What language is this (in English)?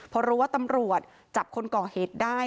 Thai